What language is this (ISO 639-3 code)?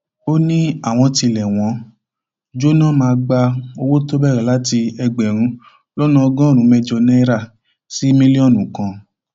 yor